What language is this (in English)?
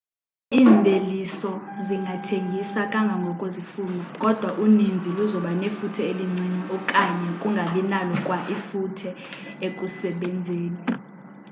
Xhosa